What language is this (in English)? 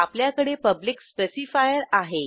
Marathi